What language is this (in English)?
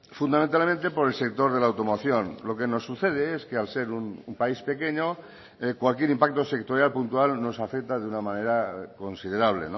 Spanish